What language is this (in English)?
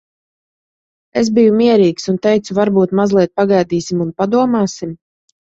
Latvian